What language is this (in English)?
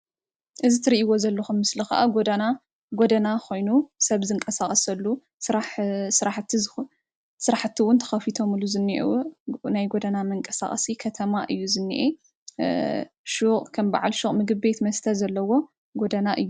Tigrinya